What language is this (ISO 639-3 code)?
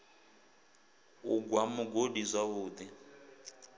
ven